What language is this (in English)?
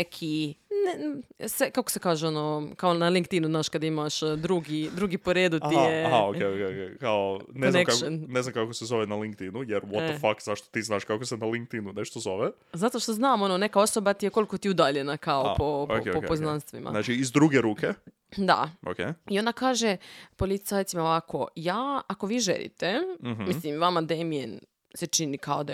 Croatian